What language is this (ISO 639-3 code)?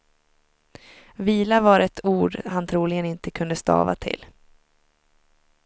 swe